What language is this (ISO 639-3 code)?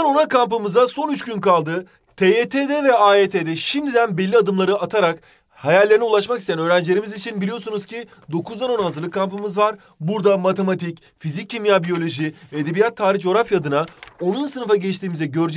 tur